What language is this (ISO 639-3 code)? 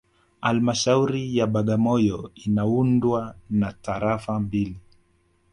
swa